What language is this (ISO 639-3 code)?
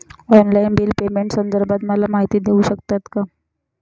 mar